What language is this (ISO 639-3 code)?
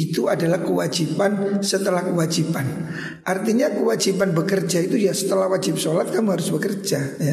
ind